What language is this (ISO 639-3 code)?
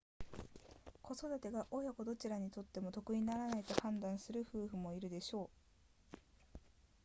jpn